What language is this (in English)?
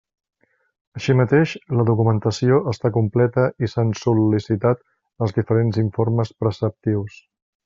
Catalan